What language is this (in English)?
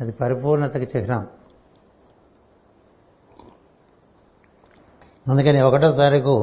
Telugu